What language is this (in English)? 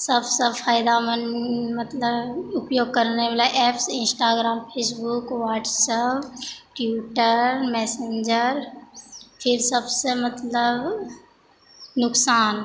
Maithili